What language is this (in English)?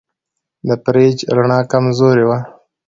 Pashto